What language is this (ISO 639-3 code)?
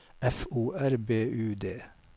nor